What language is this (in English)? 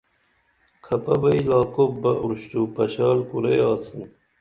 Dameli